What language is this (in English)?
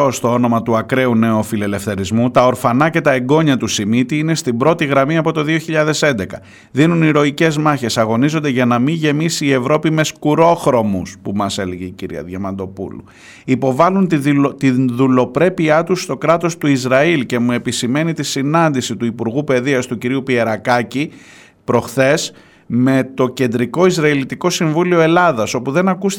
Greek